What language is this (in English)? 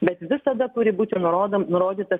Lithuanian